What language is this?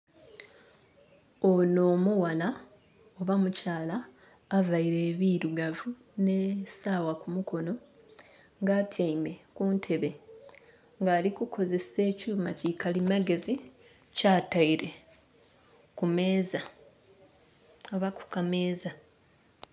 Soga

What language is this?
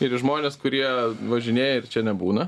Lithuanian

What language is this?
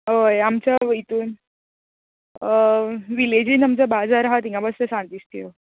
Konkani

